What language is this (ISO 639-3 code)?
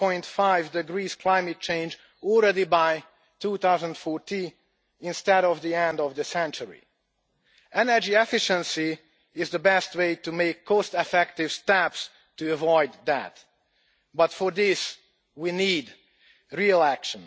eng